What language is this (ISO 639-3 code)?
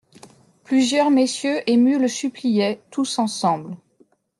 fra